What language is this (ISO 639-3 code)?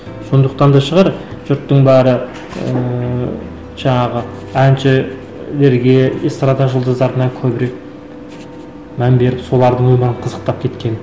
kaz